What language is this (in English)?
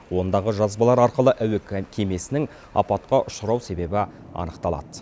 Kazakh